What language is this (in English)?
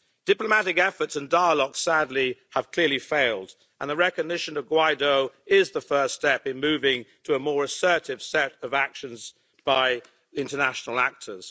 English